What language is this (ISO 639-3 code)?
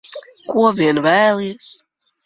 lav